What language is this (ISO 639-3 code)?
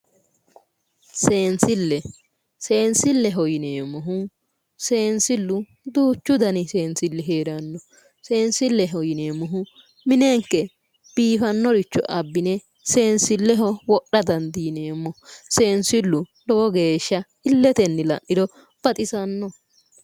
sid